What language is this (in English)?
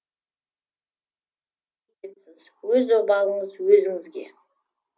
Kazakh